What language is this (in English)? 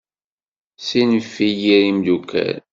Kabyle